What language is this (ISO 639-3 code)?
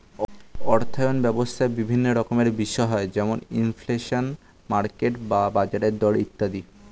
ben